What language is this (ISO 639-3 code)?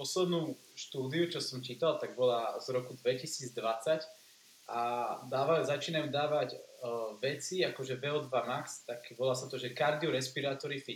slk